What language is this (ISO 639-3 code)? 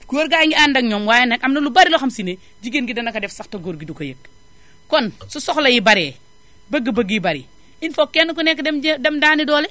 wol